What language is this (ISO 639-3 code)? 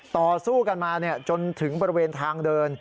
tha